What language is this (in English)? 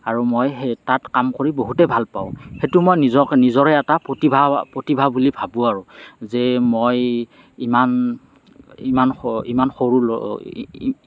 Assamese